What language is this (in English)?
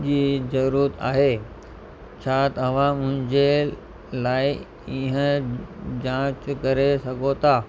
Sindhi